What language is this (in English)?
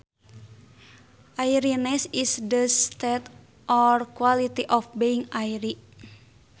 Sundanese